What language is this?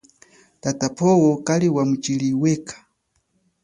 Chokwe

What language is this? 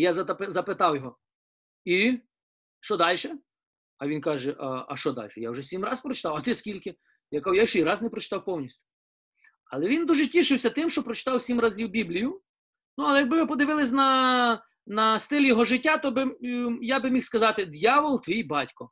Ukrainian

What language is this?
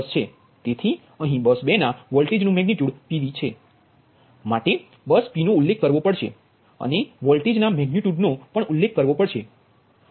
Gujarati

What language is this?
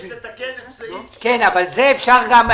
Hebrew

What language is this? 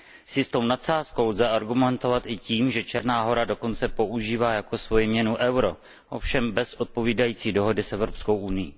Czech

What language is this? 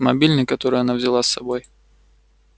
Russian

